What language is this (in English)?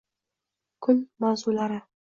Uzbek